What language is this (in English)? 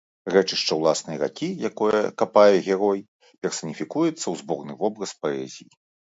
Belarusian